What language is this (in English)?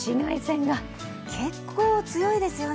Japanese